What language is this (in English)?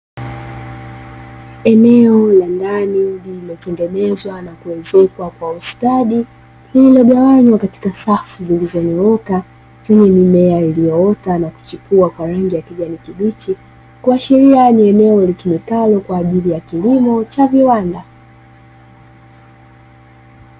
Swahili